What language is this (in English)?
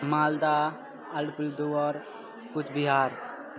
Nepali